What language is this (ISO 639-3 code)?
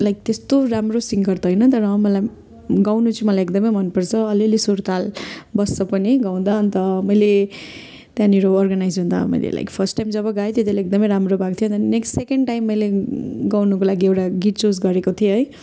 nep